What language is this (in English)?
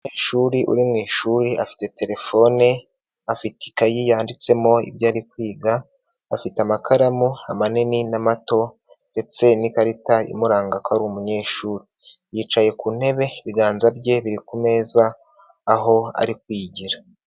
Kinyarwanda